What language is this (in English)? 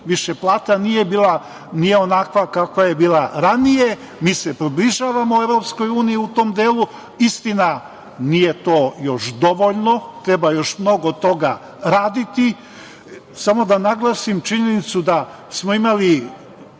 Serbian